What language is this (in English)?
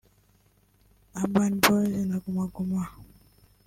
Kinyarwanda